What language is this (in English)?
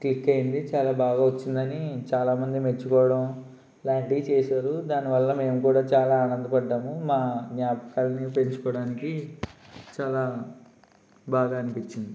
Telugu